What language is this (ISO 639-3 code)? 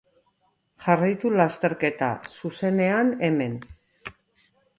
eus